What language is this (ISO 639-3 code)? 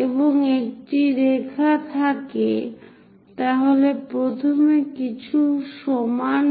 ben